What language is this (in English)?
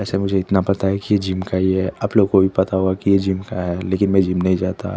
Hindi